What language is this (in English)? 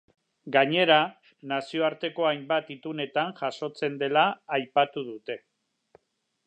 Basque